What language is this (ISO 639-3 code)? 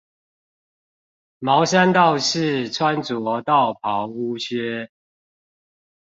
zho